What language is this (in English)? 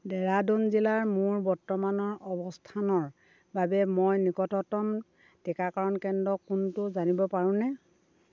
Assamese